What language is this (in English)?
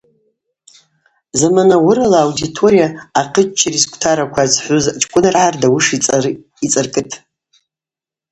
Abaza